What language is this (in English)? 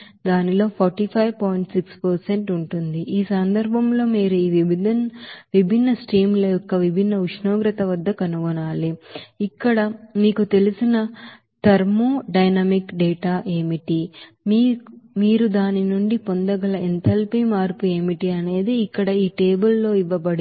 Telugu